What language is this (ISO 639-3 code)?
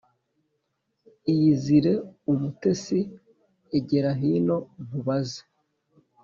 kin